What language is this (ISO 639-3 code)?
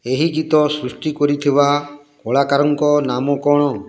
ori